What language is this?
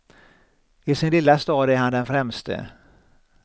Swedish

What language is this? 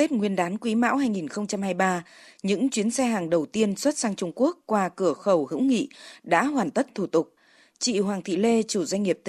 Vietnamese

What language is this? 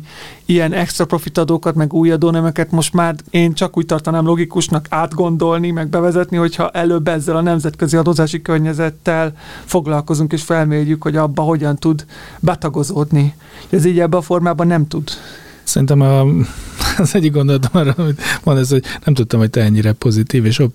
Hungarian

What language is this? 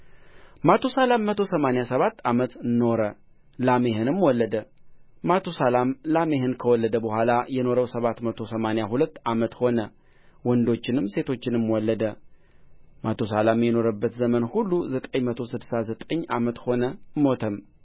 Amharic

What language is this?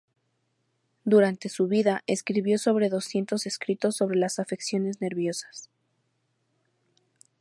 Spanish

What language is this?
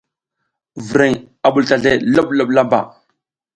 South Giziga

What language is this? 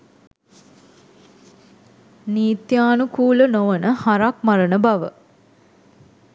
Sinhala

